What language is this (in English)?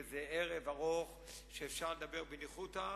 Hebrew